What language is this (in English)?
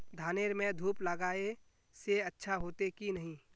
Magahi